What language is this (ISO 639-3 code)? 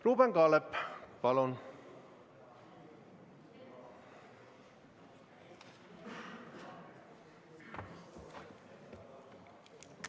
est